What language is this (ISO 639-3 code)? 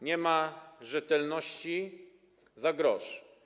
pol